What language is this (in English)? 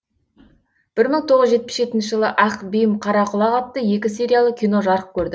Kazakh